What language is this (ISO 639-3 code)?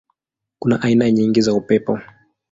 swa